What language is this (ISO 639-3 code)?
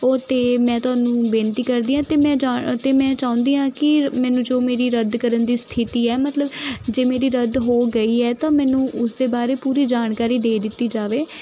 pan